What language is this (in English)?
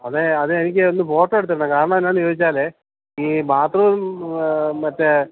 Malayalam